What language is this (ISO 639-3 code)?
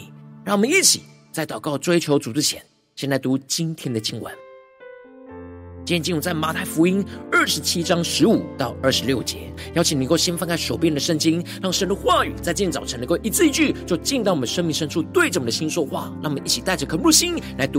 zho